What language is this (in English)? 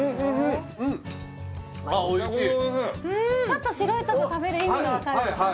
Japanese